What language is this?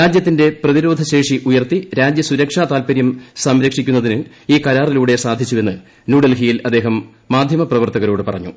Malayalam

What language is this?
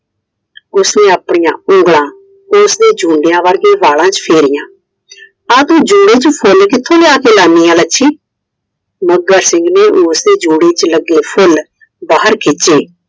Punjabi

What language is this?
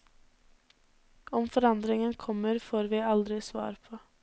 Norwegian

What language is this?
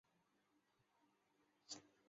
Chinese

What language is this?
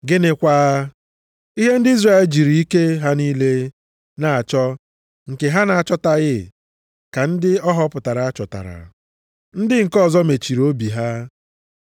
Igbo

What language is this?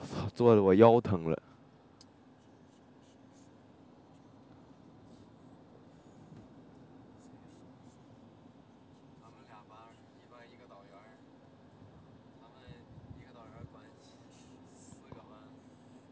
Chinese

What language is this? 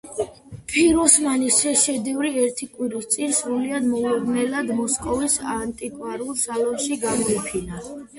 Georgian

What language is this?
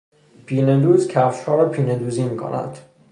Persian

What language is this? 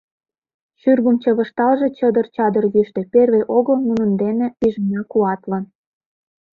Mari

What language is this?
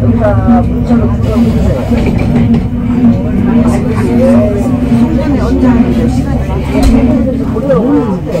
Korean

